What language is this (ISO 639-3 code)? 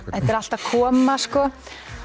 isl